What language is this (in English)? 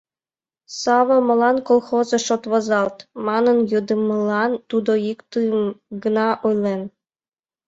Mari